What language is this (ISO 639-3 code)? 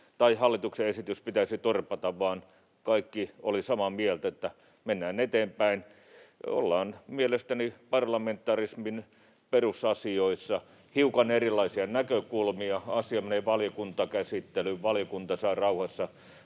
fin